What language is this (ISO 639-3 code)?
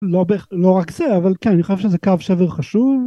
heb